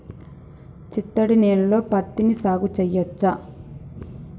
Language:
Telugu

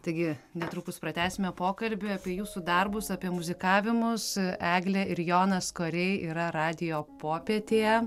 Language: Lithuanian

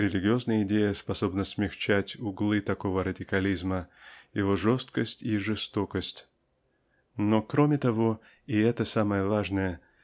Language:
Russian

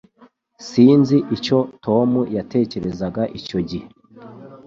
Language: Kinyarwanda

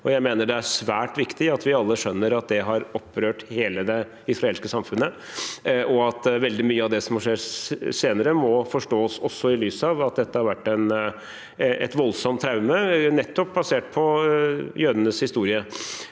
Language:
Norwegian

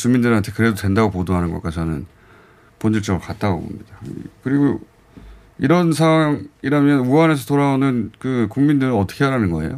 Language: Korean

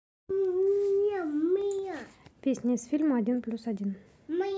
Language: Russian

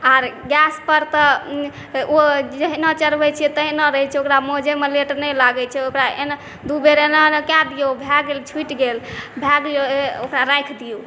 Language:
Maithili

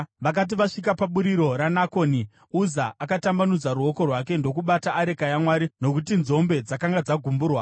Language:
Shona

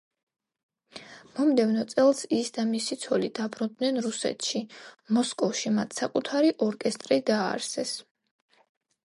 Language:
Georgian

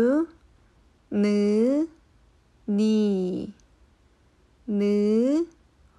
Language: Korean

